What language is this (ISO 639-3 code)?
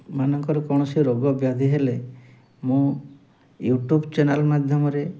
ori